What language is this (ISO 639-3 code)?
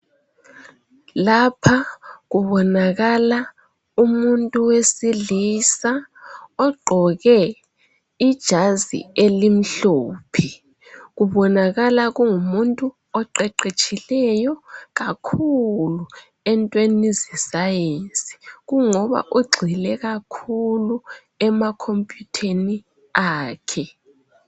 nde